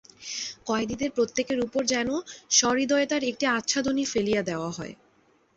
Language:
Bangla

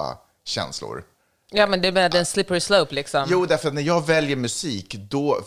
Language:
Swedish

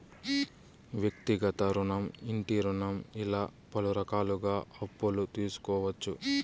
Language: Telugu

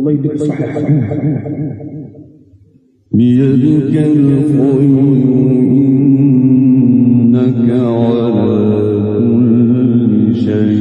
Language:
Arabic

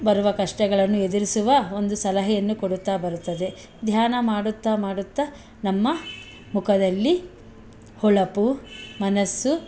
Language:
Kannada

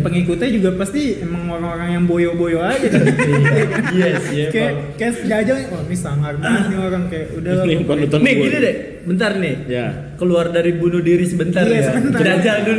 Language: Indonesian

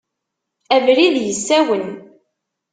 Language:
Kabyle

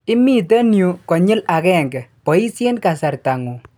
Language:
Kalenjin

